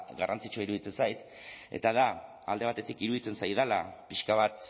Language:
Basque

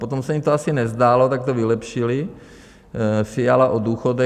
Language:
Czech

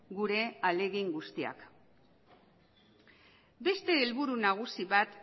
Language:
Basque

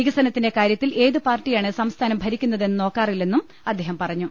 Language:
Malayalam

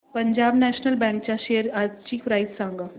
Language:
Marathi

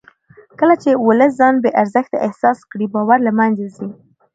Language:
Pashto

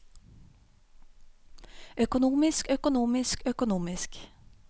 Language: Norwegian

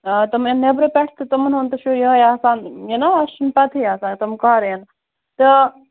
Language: Kashmiri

